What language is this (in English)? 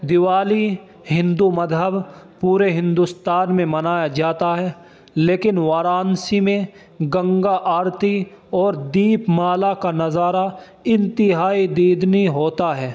Urdu